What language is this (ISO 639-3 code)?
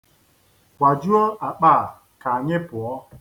ibo